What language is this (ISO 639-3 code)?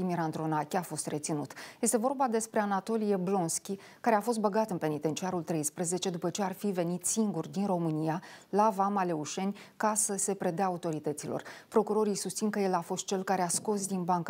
ron